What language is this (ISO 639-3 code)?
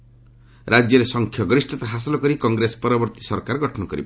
ori